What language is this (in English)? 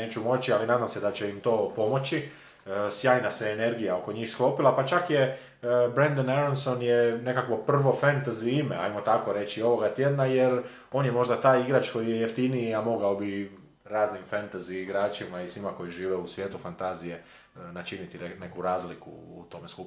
Croatian